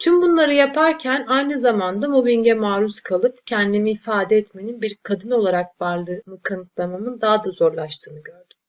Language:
Turkish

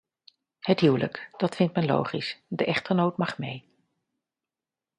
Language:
Dutch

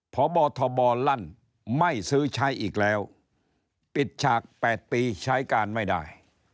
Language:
Thai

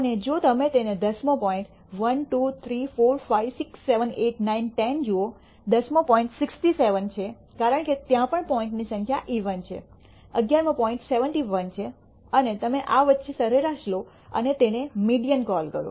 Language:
Gujarati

